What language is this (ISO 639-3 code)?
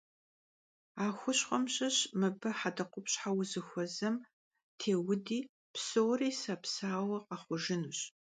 kbd